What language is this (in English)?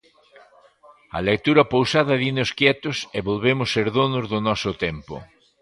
Galician